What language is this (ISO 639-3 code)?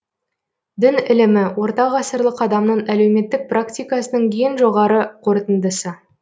kaz